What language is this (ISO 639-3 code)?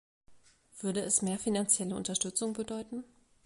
deu